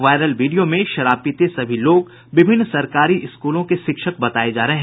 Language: Hindi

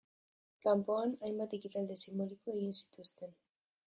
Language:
Basque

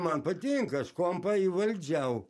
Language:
Lithuanian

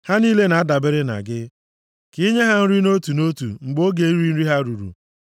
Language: Igbo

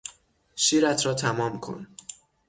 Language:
Persian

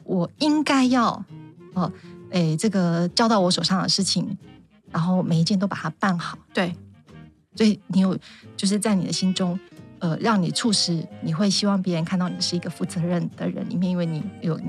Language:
Chinese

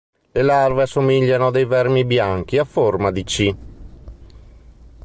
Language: Italian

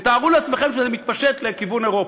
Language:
Hebrew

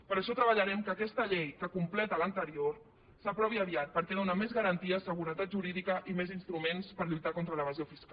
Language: Catalan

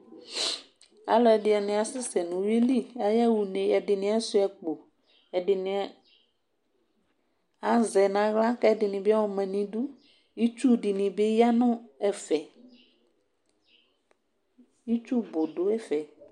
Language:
Ikposo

